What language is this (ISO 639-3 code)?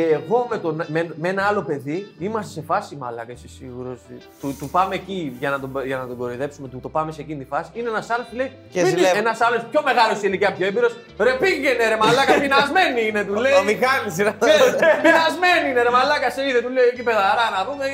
ell